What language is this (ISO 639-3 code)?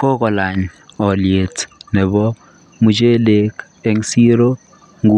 kln